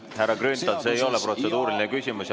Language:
Estonian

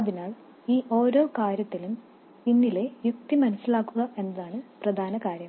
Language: Malayalam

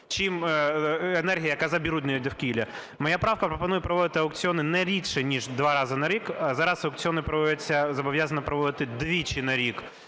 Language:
Ukrainian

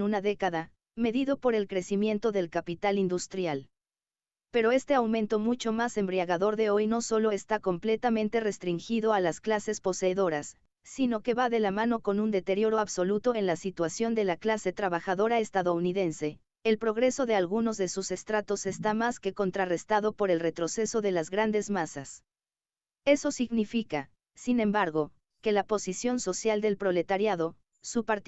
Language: Spanish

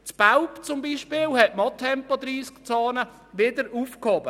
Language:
Swiss German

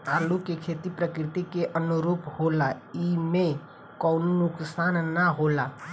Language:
Bhojpuri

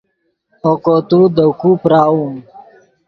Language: Yidgha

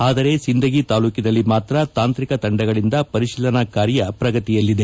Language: Kannada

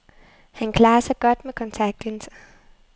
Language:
Danish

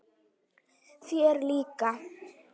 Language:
Icelandic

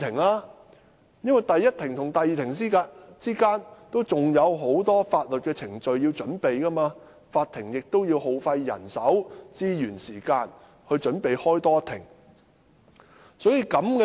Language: Cantonese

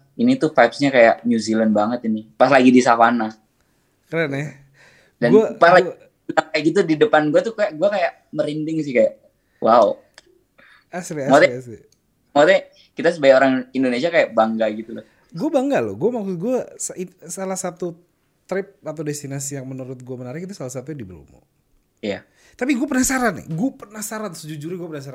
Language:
Indonesian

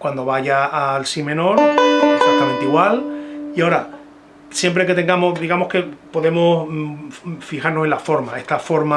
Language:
Spanish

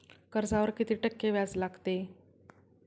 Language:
Marathi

